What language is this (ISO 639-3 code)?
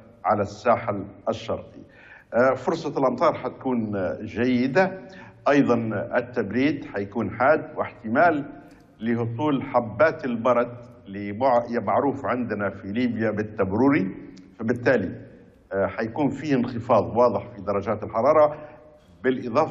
ara